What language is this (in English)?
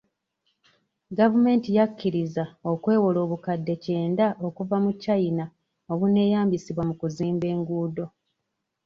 Ganda